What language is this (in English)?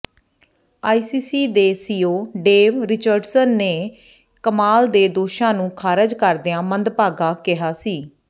Punjabi